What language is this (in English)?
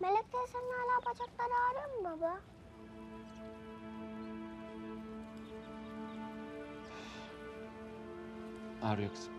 Turkish